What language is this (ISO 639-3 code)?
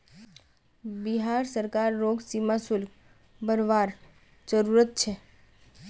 mag